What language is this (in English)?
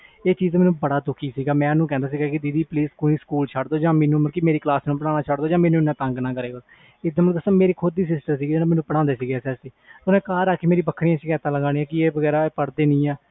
Punjabi